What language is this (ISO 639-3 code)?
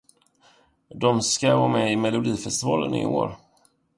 swe